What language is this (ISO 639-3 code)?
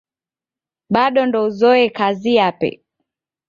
dav